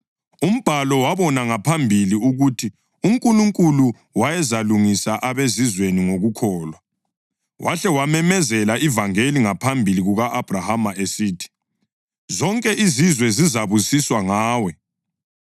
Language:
North Ndebele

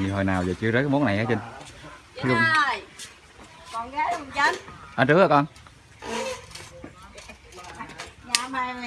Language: Vietnamese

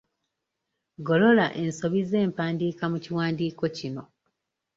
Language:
Ganda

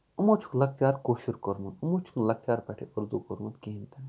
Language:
Kashmiri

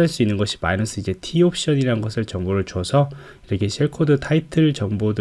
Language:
Korean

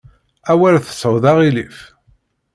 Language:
Kabyle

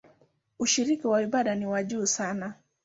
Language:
Swahili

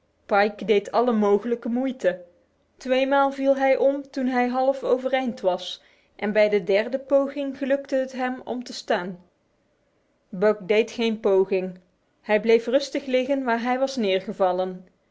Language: Dutch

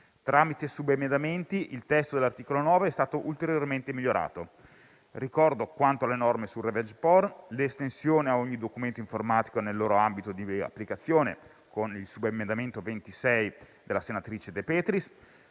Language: Italian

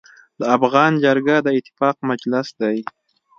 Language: Pashto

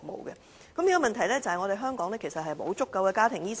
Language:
Cantonese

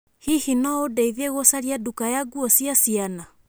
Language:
Kikuyu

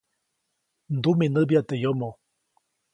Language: Copainalá Zoque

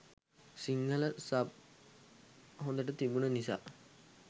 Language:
Sinhala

